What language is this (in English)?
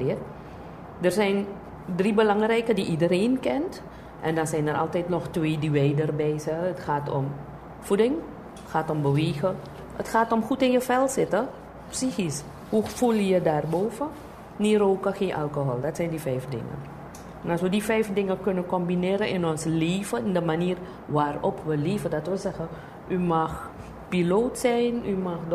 Dutch